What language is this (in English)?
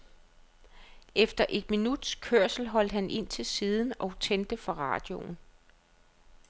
Danish